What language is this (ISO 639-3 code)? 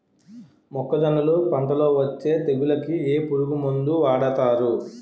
tel